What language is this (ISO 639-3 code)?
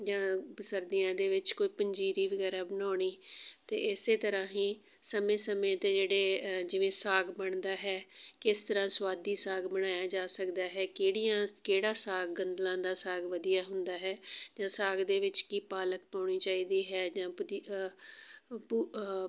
pan